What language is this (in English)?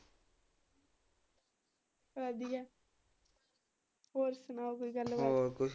Punjabi